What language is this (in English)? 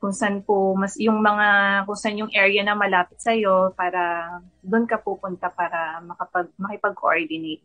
Filipino